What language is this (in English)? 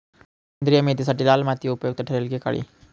Marathi